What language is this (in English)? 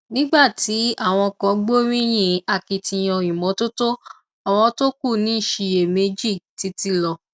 Yoruba